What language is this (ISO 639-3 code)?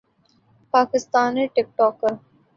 urd